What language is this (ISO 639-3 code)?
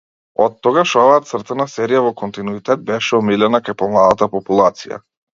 mkd